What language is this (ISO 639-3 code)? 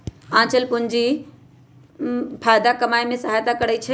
mag